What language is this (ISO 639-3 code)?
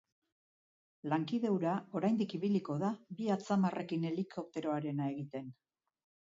eus